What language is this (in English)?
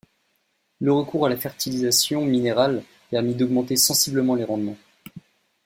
French